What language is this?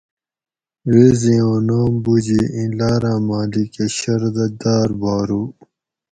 Gawri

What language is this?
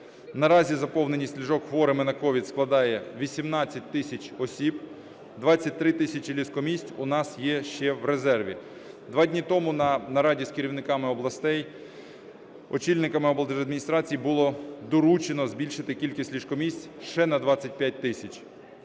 Ukrainian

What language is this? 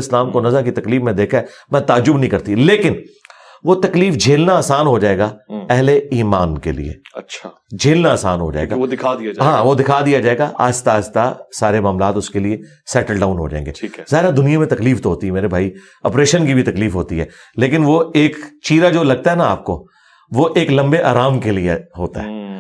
Urdu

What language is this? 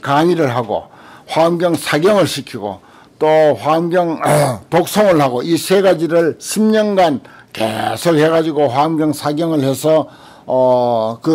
Korean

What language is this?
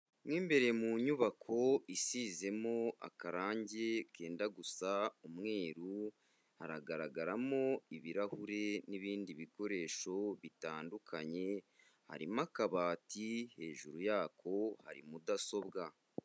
Kinyarwanda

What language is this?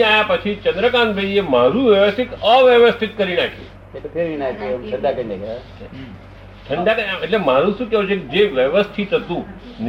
Gujarati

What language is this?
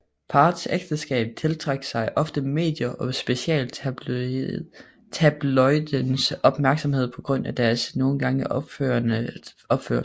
Danish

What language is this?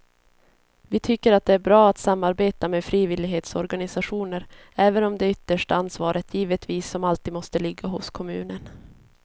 Swedish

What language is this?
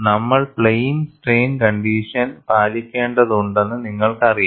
Malayalam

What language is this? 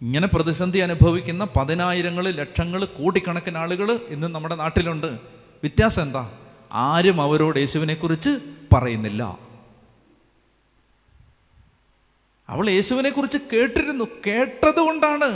Malayalam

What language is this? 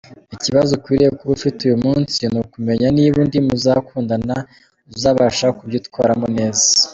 Kinyarwanda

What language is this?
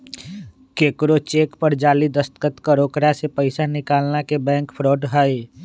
Magahi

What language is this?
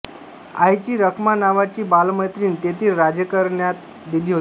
Marathi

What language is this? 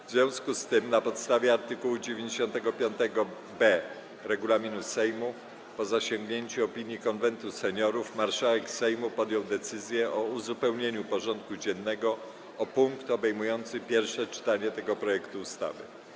Polish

